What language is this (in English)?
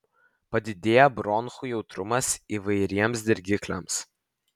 Lithuanian